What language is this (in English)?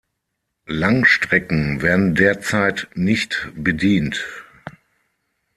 German